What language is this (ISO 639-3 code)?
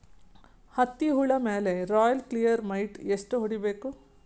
kan